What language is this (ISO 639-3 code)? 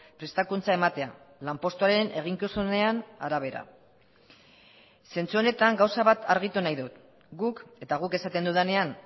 eus